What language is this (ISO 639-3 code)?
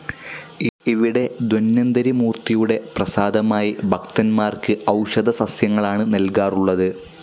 mal